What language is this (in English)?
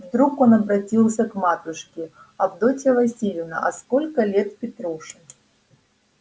Russian